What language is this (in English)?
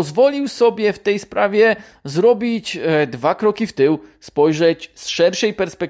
Polish